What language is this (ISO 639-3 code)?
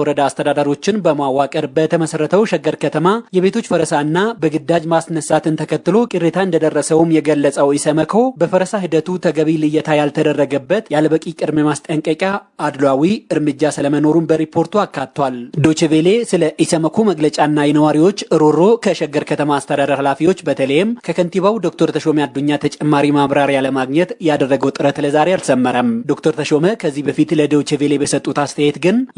amh